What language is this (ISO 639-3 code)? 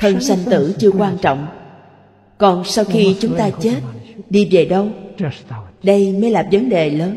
vie